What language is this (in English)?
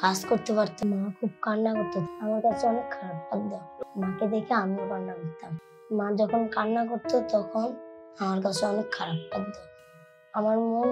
Arabic